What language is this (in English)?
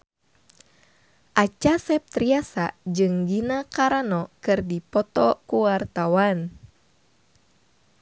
Sundanese